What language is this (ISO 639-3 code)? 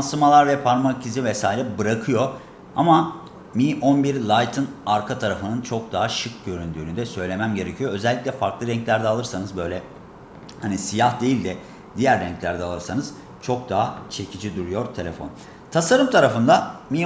tur